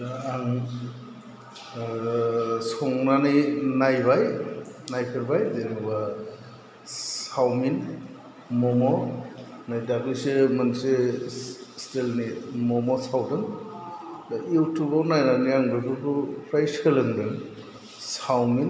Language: Bodo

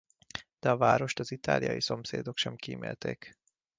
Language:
Hungarian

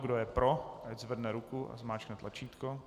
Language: Czech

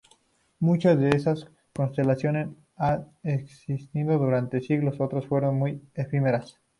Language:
Spanish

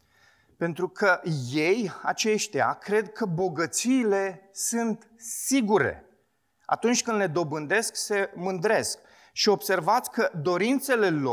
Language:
Romanian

